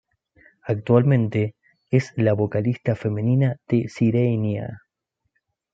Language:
Spanish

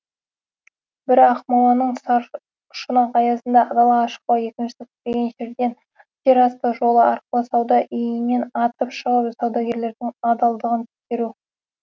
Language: Kazakh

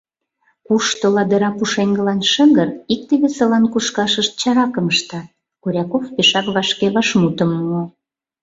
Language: Mari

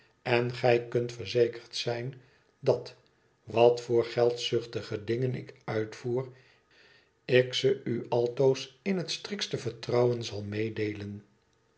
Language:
Dutch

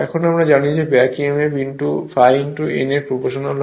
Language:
Bangla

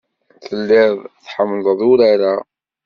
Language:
Kabyle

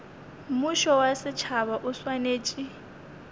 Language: Northern Sotho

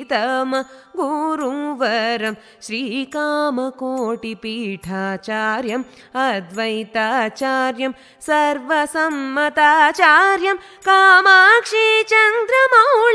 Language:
Telugu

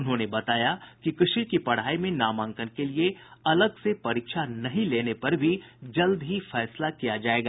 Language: Hindi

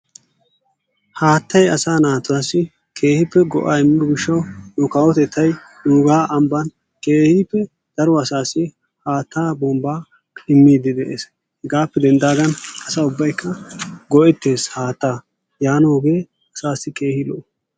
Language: Wolaytta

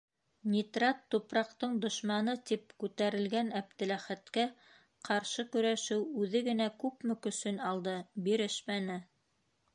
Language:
Bashkir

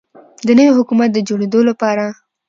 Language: Pashto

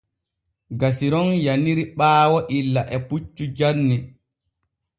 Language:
Borgu Fulfulde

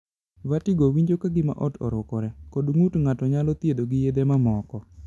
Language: Luo (Kenya and Tanzania)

